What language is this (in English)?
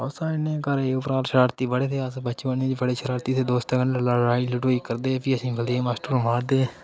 Dogri